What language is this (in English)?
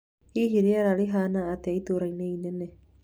Kikuyu